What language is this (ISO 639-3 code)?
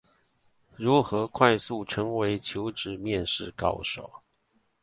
zho